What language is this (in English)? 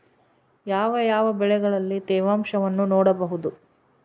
Kannada